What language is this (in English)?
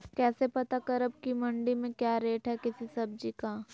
Magahi